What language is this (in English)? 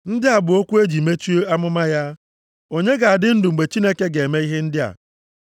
Igbo